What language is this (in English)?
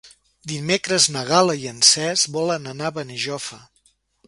Catalan